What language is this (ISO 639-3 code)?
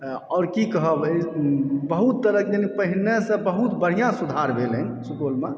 mai